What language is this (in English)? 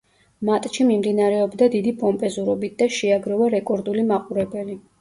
Georgian